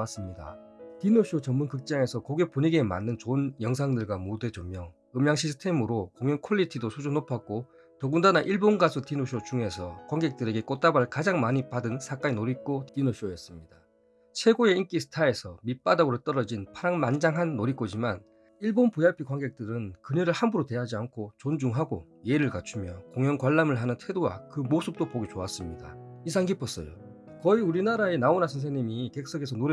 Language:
Korean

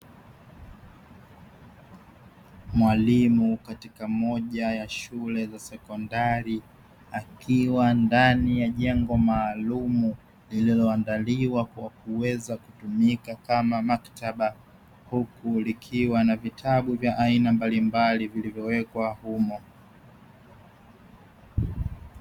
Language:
Swahili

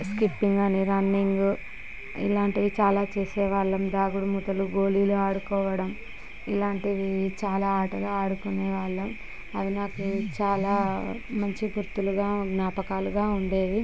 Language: Telugu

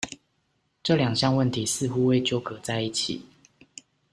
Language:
Chinese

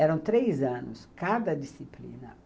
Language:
Portuguese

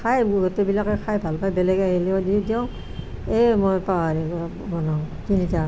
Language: Assamese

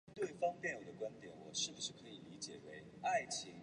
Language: Chinese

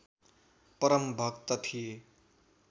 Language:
Nepali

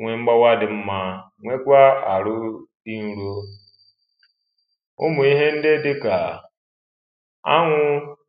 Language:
Igbo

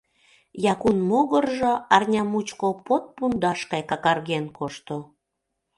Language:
Mari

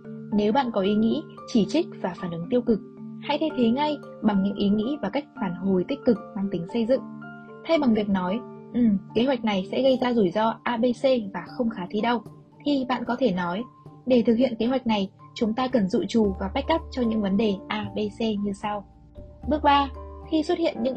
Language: Vietnamese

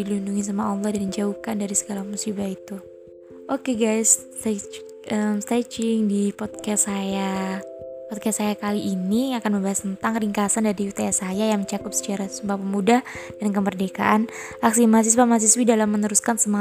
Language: Indonesian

